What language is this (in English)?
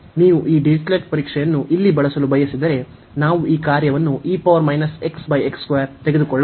Kannada